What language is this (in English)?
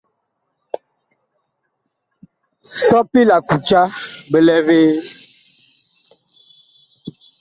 Bakoko